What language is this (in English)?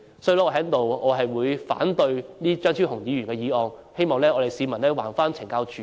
Cantonese